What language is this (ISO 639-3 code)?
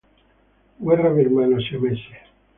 ita